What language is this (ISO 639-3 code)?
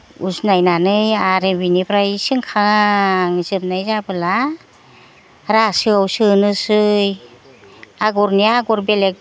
brx